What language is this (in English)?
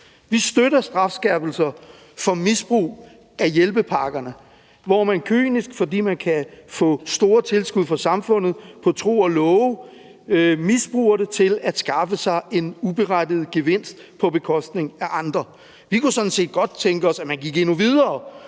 Danish